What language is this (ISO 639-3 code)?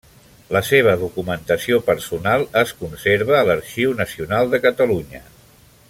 cat